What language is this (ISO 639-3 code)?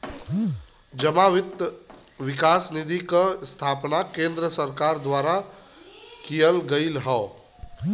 bho